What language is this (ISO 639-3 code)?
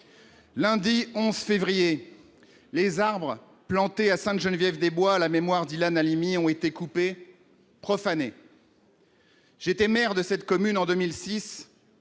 fra